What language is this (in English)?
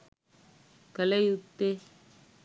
Sinhala